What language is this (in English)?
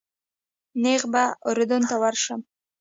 Pashto